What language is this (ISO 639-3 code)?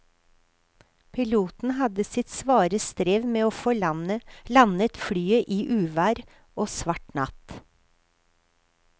nor